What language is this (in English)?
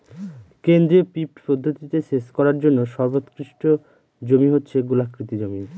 Bangla